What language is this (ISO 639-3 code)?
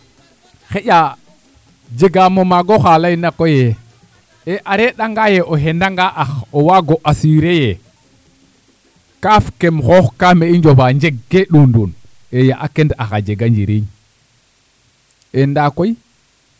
srr